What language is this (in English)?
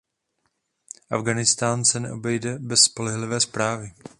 Czech